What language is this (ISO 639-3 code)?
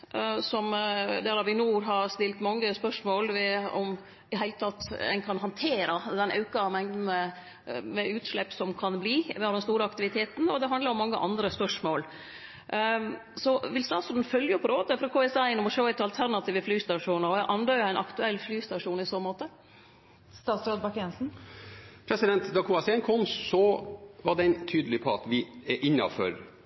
nor